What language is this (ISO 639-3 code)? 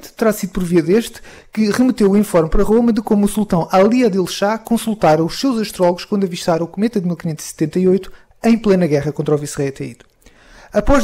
por